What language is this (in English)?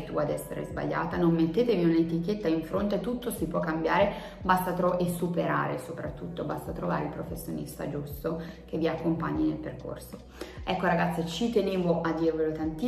Italian